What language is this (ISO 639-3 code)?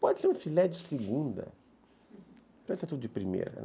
por